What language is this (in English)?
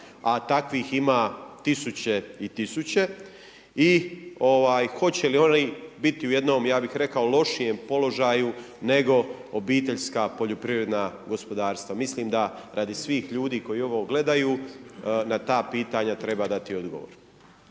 Croatian